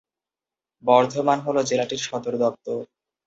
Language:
Bangla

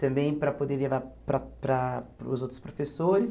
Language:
Portuguese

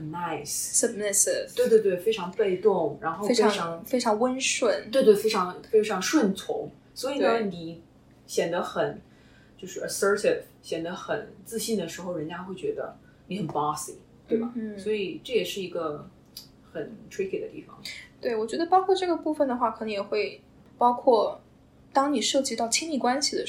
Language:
Chinese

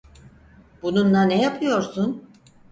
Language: Turkish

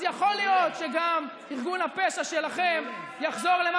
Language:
Hebrew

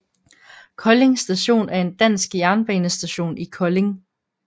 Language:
Danish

